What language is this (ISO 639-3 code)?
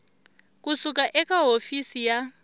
tso